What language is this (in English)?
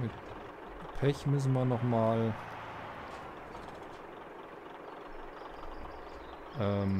German